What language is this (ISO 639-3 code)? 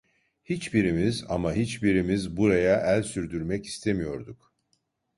tur